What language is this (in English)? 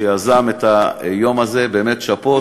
Hebrew